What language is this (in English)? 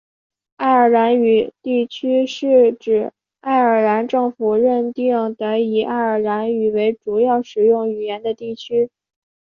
Chinese